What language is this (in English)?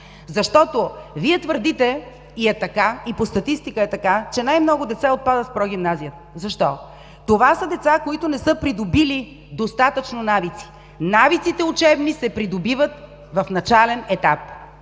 Bulgarian